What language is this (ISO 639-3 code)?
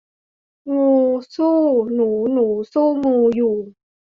tha